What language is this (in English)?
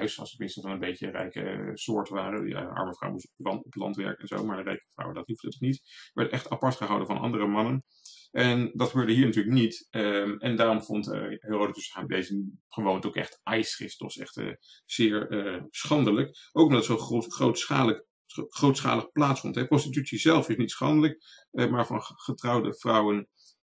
Dutch